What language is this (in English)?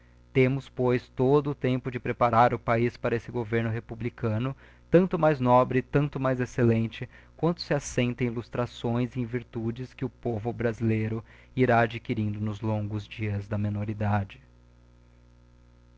Portuguese